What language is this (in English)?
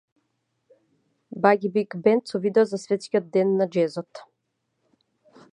Macedonian